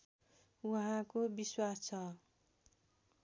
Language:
Nepali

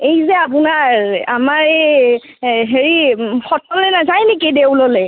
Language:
Assamese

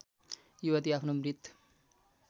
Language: Nepali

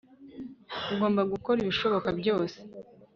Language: Kinyarwanda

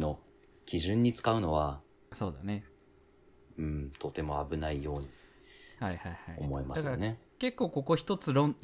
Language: Japanese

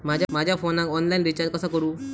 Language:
Marathi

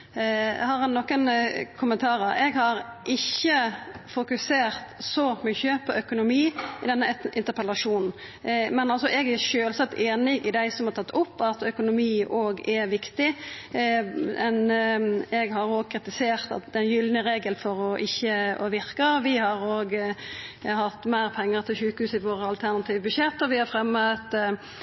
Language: Norwegian Nynorsk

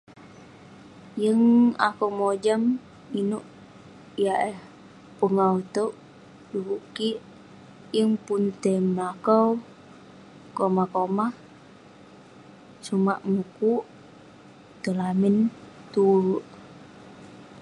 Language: Western Penan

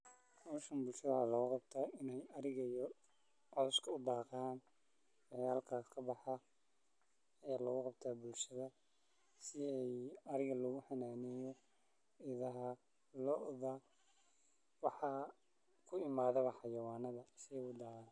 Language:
Somali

